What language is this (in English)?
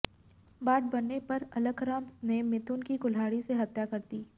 Hindi